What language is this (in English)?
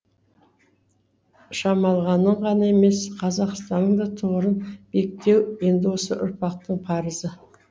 Kazakh